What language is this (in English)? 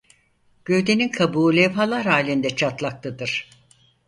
Turkish